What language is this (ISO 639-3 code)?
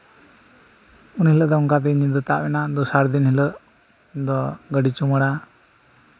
sat